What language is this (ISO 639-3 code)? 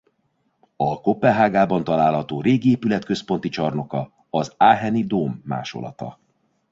hun